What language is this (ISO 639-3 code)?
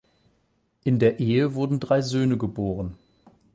deu